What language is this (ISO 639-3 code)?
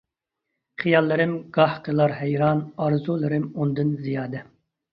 uig